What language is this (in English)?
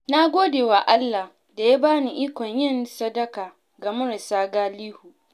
Hausa